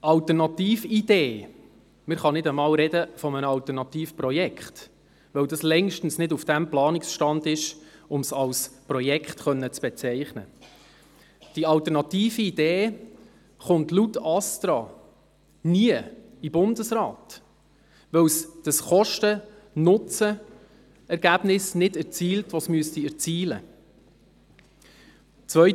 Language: Swiss German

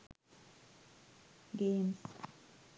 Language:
Sinhala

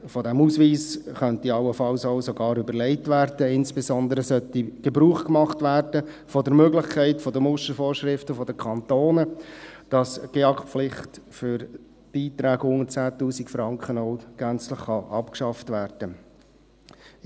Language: Swiss German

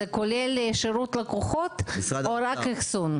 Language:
Hebrew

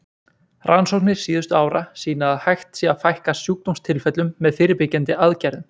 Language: Icelandic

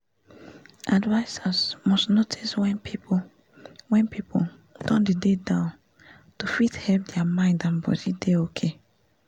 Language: Nigerian Pidgin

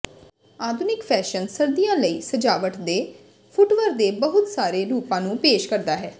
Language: Punjabi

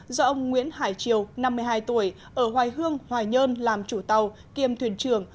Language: Vietnamese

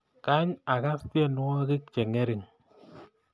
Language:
Kalenjin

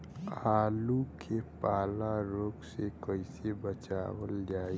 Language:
Bhojpuri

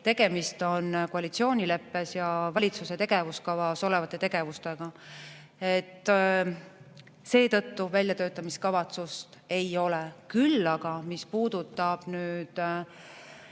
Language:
Estonian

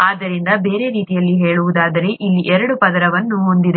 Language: Kannada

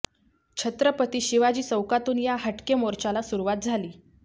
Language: Marathi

